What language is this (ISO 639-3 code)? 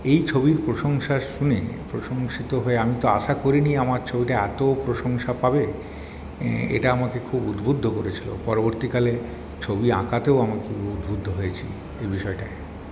ben